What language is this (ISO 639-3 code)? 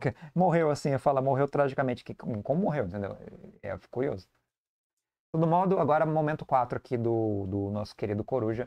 por